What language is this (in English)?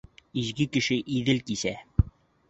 Bashkir